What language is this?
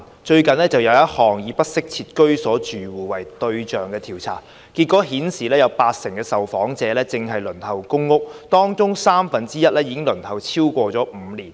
Cantonese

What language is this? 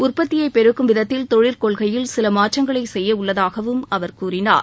Tamil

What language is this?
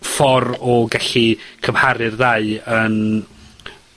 Welsh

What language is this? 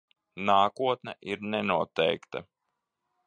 Latvian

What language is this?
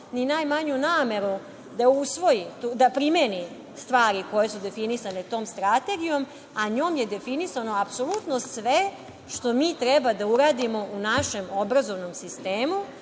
Serbian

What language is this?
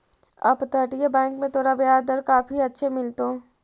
Magahi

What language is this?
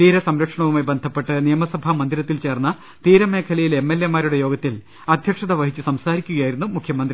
Malayalam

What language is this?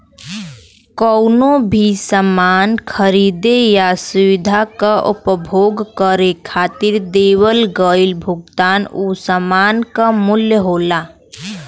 Bhojpuri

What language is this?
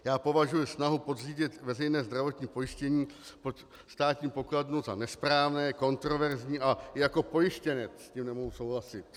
Czech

